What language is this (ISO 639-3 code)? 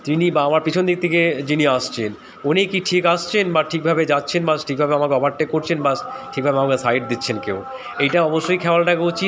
ben